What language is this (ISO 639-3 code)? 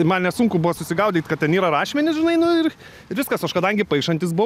lit